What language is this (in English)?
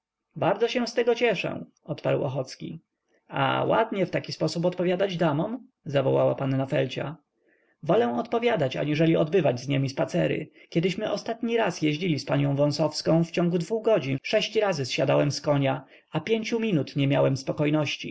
Polish